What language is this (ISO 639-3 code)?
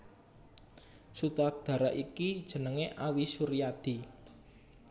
jav